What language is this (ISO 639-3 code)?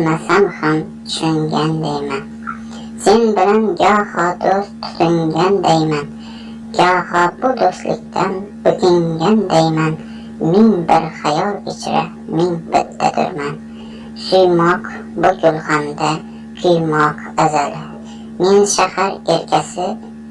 tur